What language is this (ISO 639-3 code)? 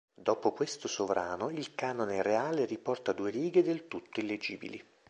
ita